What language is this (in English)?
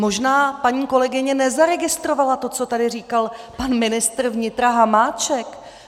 Czech